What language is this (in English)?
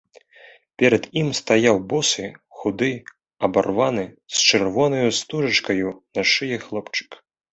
Belarusian